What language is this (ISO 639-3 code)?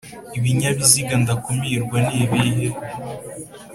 kin